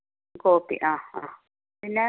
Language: Malayalam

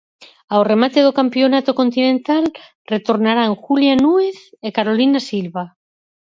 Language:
Galician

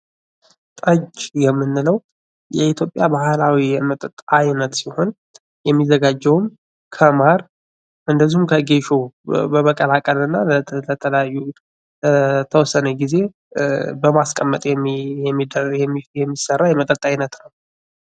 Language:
Amharic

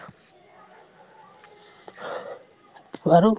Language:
Assamese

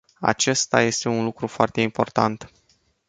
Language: Romanian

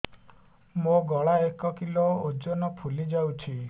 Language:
Odia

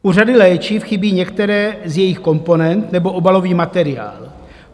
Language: Czech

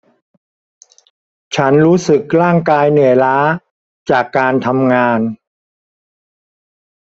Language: Thai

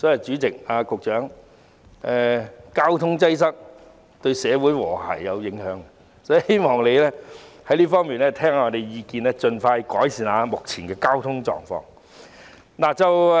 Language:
Cantonese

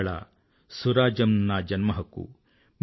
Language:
Telugu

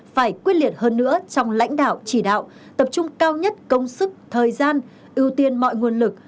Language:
Vietnamese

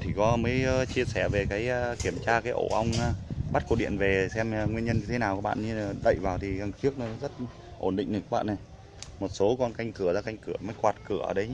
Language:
Vietnamese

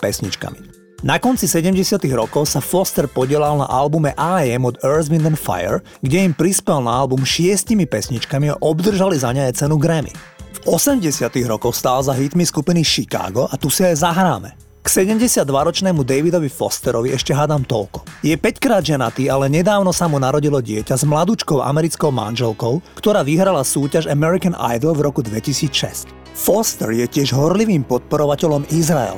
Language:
Slovak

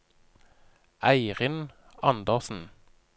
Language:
Norwegian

